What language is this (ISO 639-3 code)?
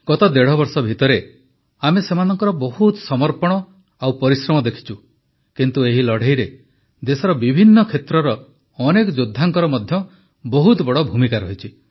ori